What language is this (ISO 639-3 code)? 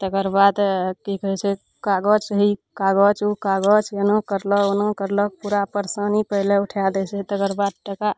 mai